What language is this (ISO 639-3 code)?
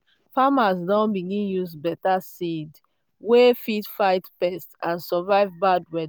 pcm